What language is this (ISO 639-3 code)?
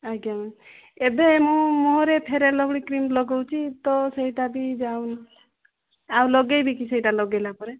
ori